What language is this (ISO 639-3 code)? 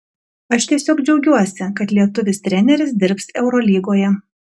lit